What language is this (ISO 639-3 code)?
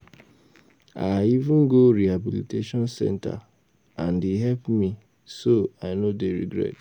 pcm